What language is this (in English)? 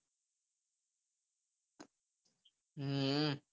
Gujarati